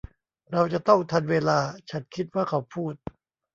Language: Thai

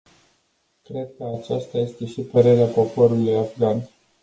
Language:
Romanian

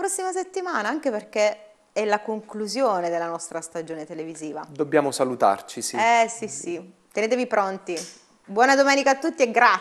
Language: Italian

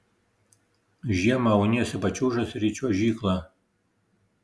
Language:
Lithuanian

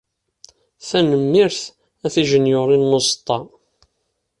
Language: Kabyle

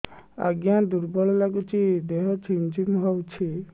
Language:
Odia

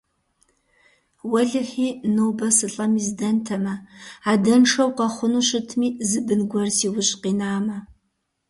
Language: Kabardian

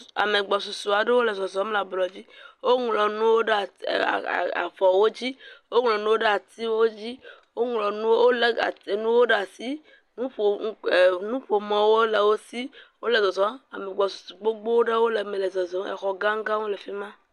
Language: Ewe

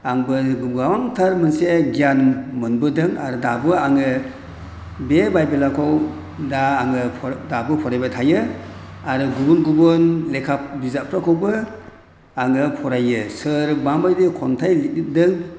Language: Bodo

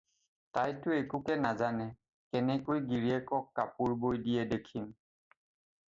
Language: Assamese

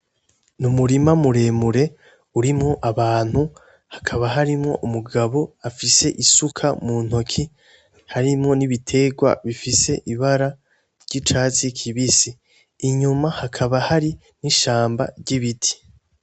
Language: Rundi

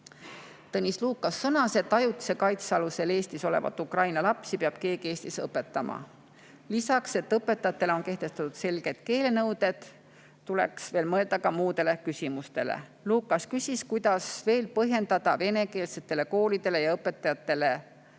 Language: Estonian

